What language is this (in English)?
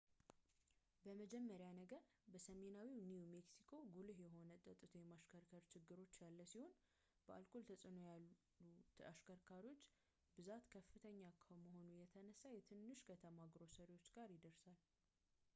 Amharic